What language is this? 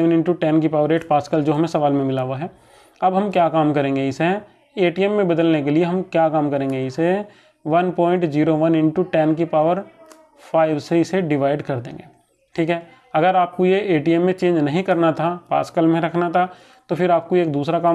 Hindi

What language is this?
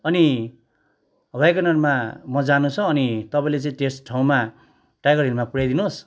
Nepali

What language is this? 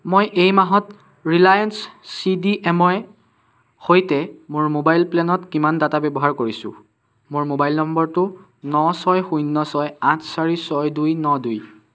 Assamese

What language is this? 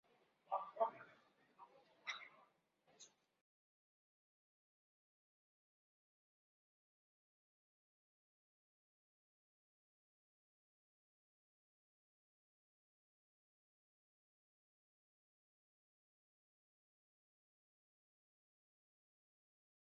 Kabyle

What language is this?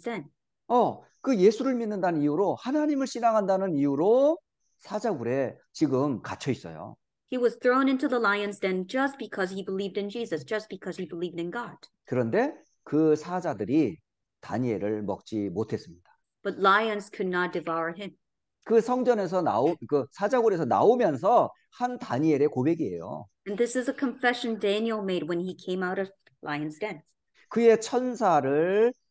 Korean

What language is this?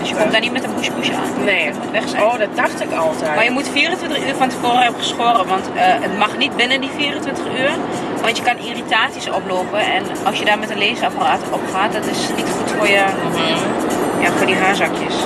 Dutch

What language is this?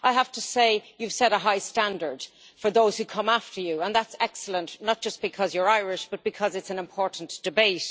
English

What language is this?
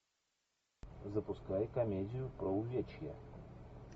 Russian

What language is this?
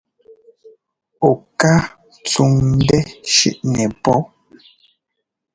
Ngomba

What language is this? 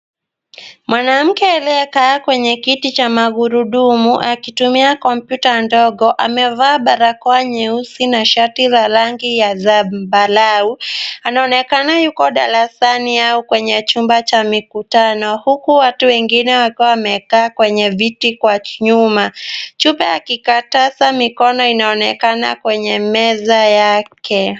Swahili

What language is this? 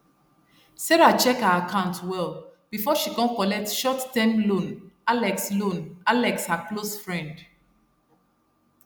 Nigerian Pidgin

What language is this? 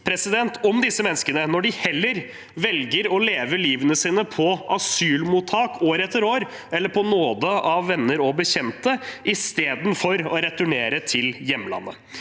Norwegian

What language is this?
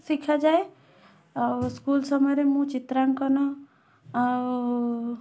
Odia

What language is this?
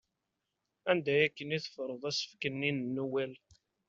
Kabyle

